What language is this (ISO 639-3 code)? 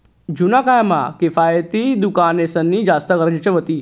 mar